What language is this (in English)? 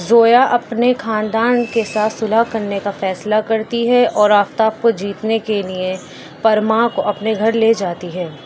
Urdu